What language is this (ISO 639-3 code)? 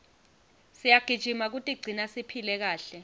ssw